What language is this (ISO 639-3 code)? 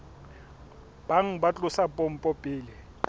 sot